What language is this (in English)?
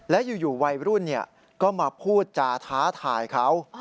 Thai